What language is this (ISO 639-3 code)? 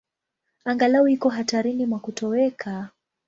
swa